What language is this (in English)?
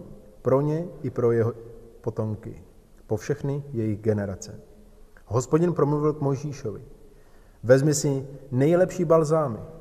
Czech